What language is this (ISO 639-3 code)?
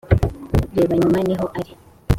kin